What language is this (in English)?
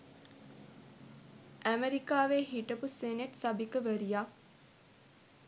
Sinhala